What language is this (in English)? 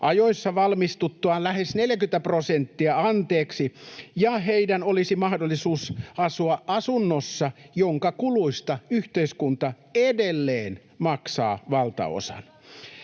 Finnish